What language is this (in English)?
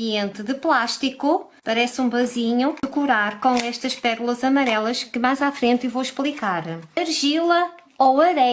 Portuguese